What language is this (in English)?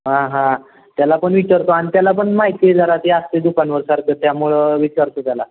Marathi